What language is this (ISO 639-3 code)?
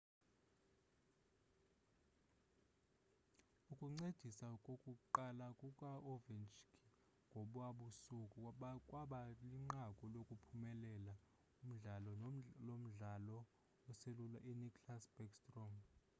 xho